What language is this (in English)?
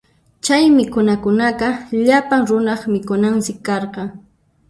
Puno Quechua